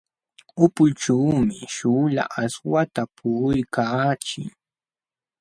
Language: Jauja Wanca Quechua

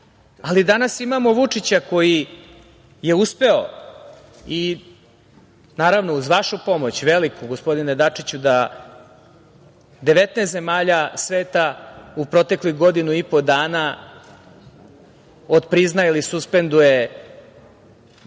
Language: Serbian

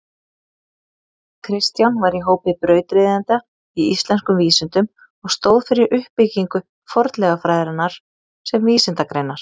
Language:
Icelandic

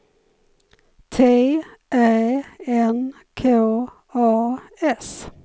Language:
Swedish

